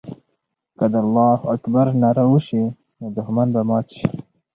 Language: Pashto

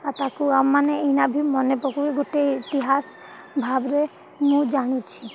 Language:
Odia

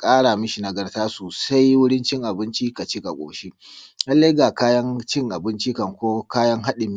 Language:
Hausa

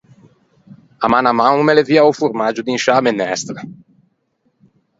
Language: Ligurian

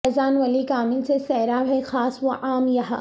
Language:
Urdu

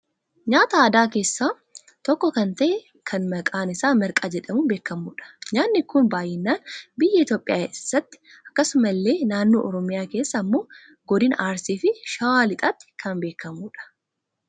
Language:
Oromo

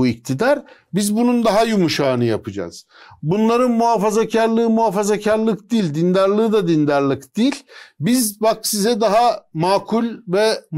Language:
Turkish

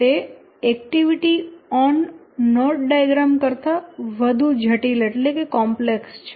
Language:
Gujarati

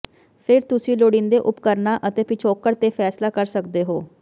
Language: Punjabi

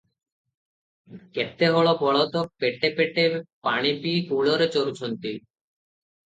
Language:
Odia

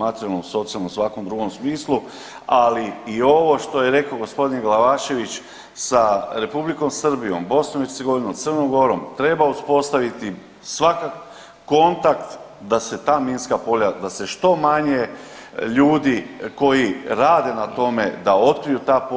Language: Croatian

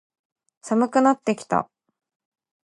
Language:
Japanese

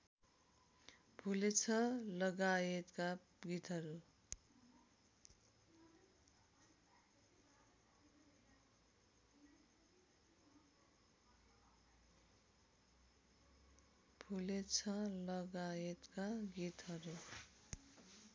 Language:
Nepali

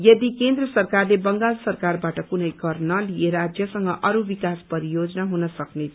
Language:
Nepali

